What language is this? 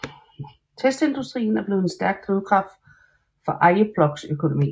Danish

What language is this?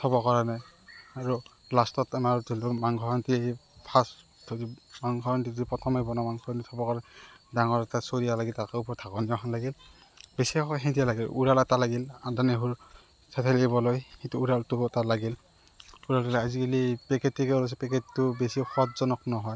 Assamese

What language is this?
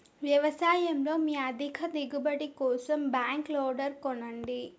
Telugu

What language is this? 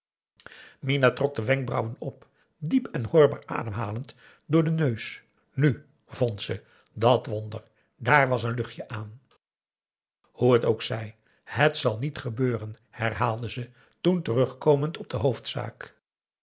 Dutch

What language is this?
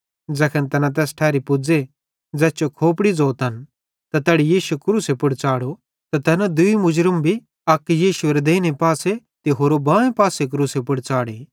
Bhadrawahi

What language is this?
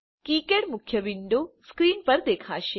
Gujarati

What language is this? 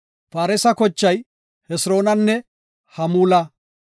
Gofa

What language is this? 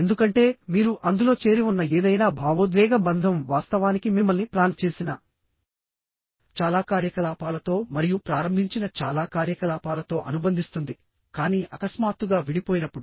Telugu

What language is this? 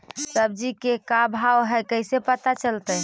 Magahi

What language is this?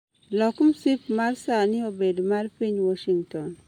Luo (Kenya and Tanzania)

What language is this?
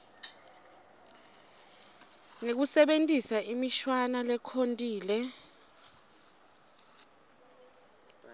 Swati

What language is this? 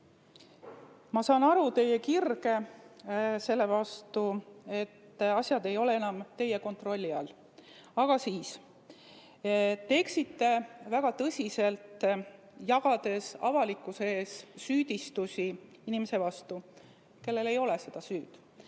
Estonian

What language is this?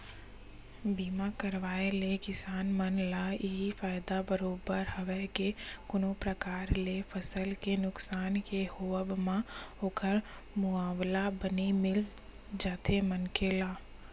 Chhattisgarhi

